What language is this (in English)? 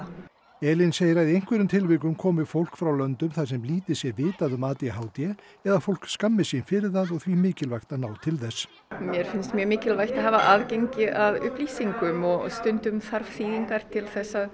Icelandic